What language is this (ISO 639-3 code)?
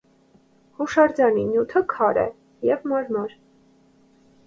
hye